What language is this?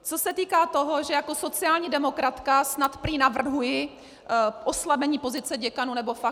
Czech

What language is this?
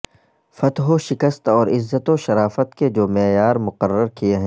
Urdu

